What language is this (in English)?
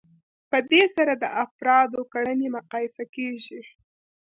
Pashto